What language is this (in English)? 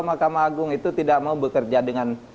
Indonesian